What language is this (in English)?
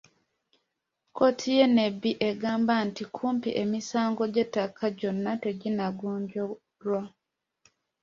Ganda